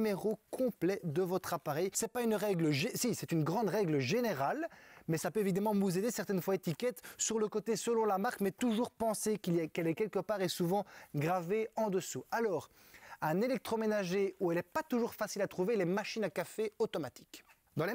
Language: French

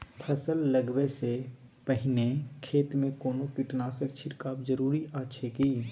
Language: Maithili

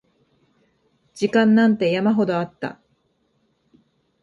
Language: Japanese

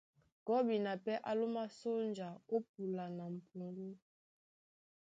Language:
Duala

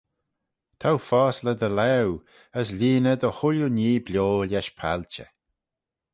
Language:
Manx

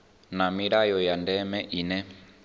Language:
Venda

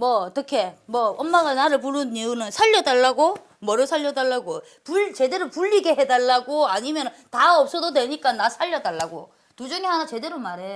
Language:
Korean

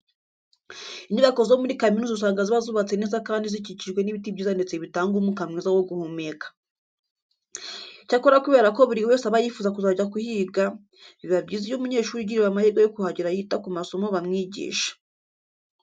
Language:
Kinyarwanda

